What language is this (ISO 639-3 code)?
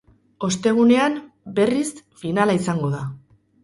eus